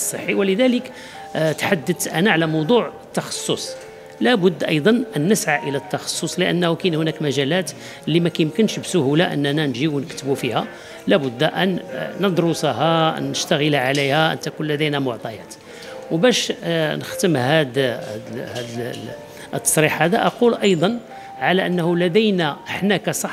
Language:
Arabic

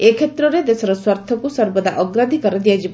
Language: Odia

